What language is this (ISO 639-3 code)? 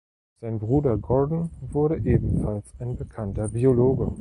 deu